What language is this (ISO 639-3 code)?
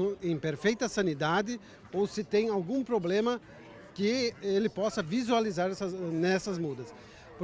por